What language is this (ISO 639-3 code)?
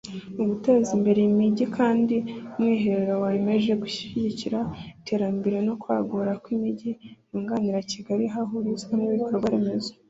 kin